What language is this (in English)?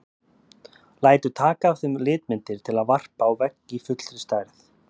Icelandic